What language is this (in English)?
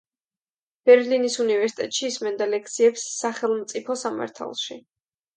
Georgian